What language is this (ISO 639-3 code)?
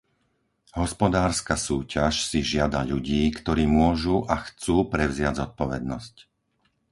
slk